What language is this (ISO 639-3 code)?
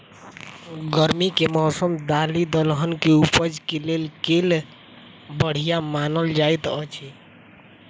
mai